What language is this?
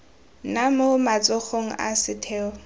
Tswana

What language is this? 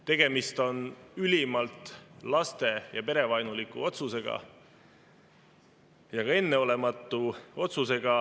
Estonian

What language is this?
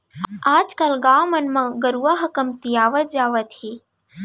Chhattisgarhi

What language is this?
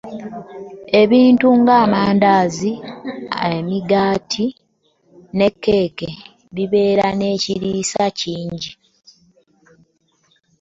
Ganda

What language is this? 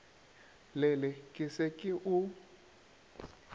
Northern Sotho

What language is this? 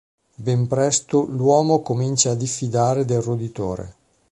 Italian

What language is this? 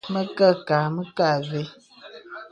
Bebele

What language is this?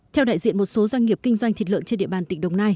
Vietnamese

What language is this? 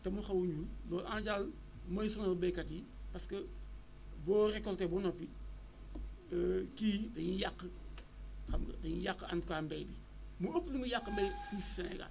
Wolof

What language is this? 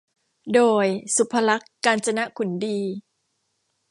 Thai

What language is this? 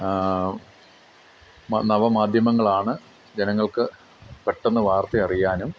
Malayalam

